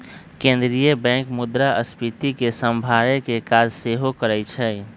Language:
Magahi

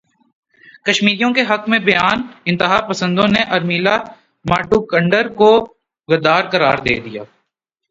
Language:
Urdu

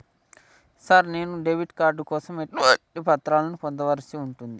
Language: Telugu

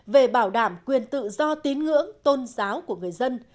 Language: Vietnamese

